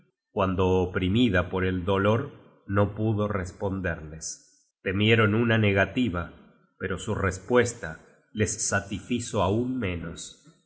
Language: Spanish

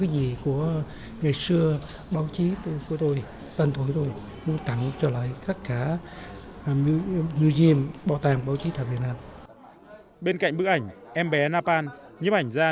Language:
Vietnamese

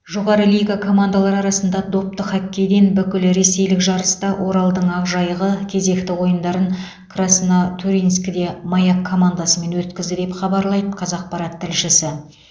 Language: Kazakh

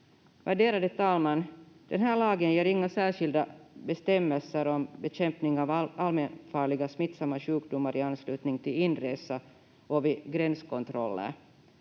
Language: Finnish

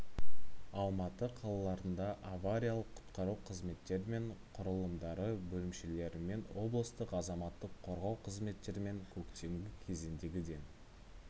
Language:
Kazakh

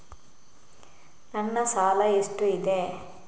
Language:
Kannada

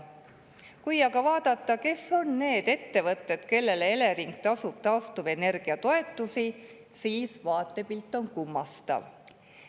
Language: Estonian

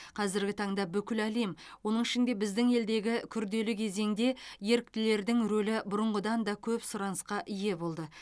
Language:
Kazakh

